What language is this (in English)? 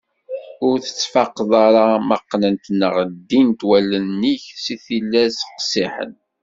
Kabyle